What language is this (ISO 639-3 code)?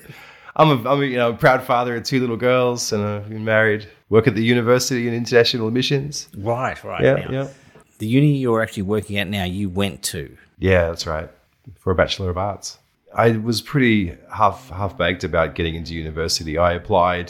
eng